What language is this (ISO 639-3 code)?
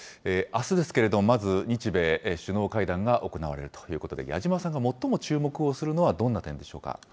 jpn